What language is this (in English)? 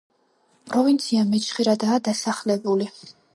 Georgian